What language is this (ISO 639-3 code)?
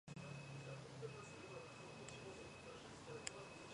kat